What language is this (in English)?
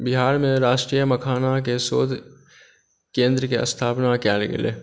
Maithili